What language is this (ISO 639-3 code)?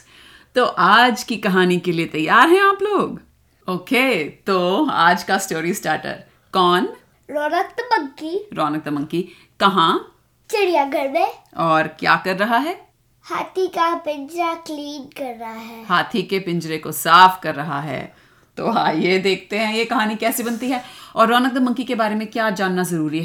hin